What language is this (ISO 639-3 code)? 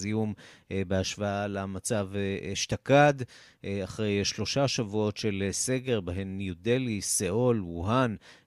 heb